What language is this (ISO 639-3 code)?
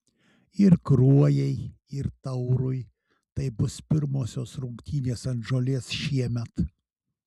lit